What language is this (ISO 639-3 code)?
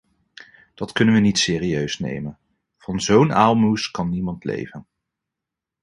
nld